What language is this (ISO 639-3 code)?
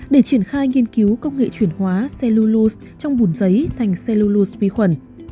vie